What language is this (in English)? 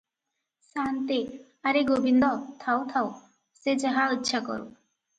Odia